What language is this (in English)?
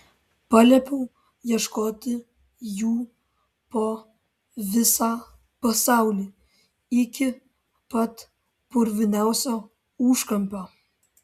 Lithuanian